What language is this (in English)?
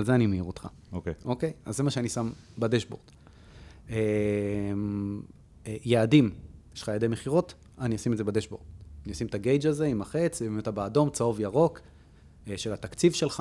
Hebrew